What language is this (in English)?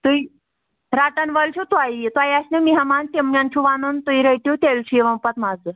Kashmiri